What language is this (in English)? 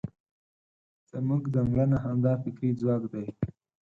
Pashto